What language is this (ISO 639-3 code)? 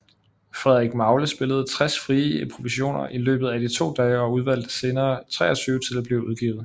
dan